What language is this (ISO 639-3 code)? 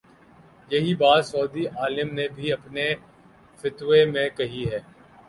urd